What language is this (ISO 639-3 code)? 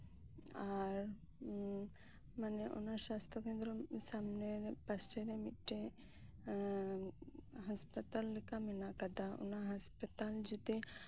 sat